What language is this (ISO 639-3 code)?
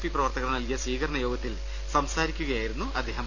mal